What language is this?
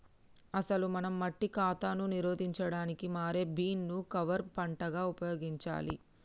Telugu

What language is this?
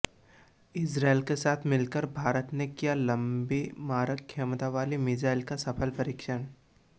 Hindi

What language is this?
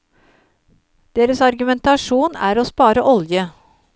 Norwegian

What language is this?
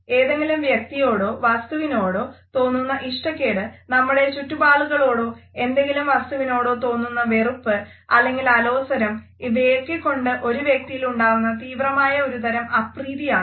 Malayalam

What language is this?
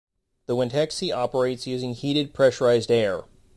English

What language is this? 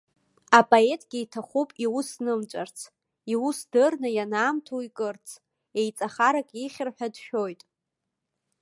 Abkhazian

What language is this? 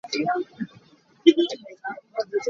Hakha Chin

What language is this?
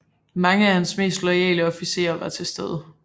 Danish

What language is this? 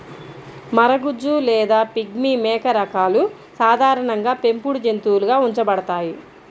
Telugu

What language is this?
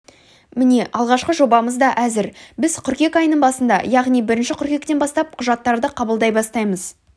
Kazakh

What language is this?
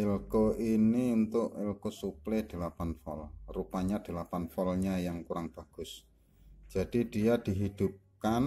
Indonesian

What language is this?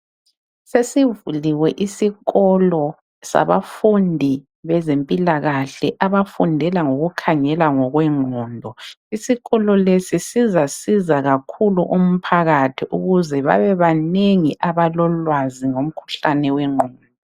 North Ndebele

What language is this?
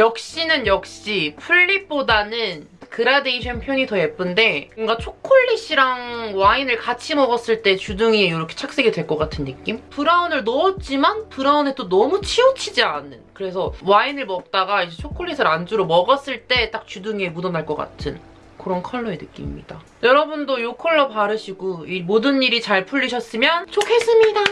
Korean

